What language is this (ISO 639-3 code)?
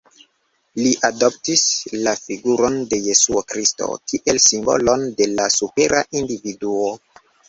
epo